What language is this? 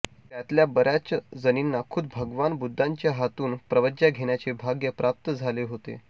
Marathi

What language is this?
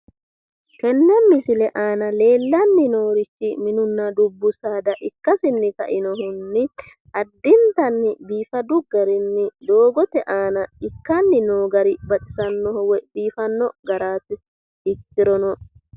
Sidamo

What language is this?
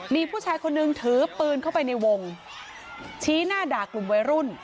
Thai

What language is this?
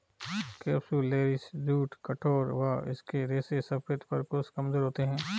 Hindi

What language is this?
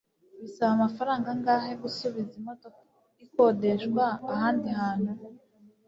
Kinyarwanda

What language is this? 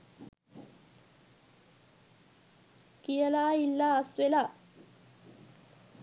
Sinhala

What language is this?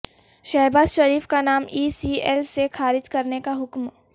Urdu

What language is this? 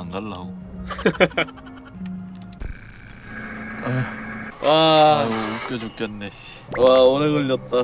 Korean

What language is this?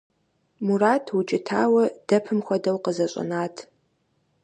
Kabardian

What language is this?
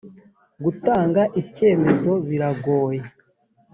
Kinyarwanda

